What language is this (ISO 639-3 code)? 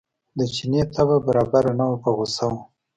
pus